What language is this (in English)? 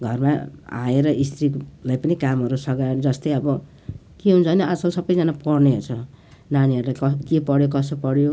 Nepali